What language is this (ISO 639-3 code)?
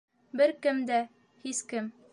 bak